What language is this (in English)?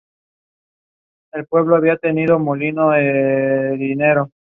Spanish